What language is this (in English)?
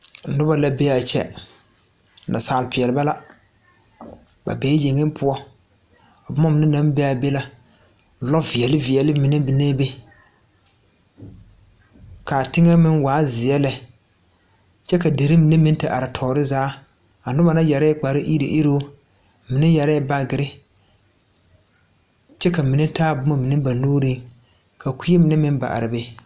Southern Dagaare